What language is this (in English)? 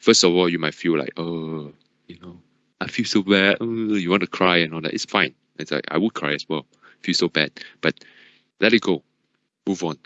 English